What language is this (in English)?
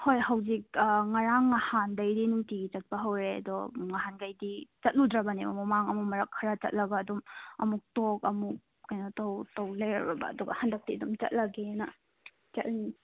Manipuri